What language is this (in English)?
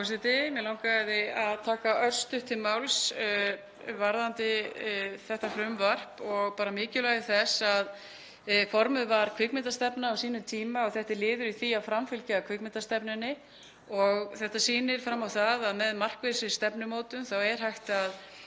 Icelandic